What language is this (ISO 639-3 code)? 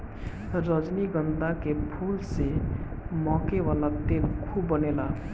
bho